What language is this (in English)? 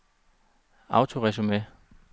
Danish